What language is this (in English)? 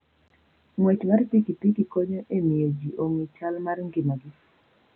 Luo (Kenya and Tanzania)